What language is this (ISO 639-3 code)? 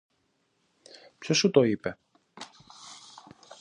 ell